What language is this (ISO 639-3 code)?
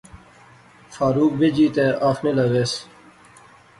phr